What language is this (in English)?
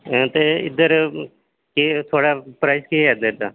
Dogri